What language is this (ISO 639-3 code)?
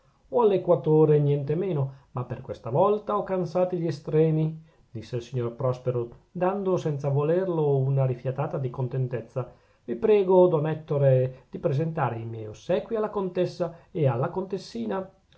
ita